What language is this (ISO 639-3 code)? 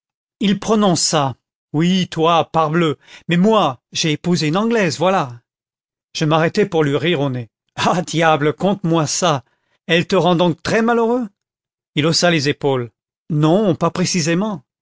fra